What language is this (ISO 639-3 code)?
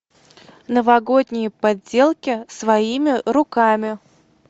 rus